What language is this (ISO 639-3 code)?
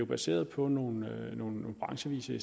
dan